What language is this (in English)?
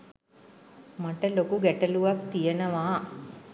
Sinhala